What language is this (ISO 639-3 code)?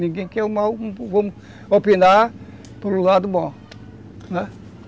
por